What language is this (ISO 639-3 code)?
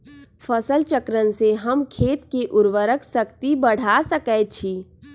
mag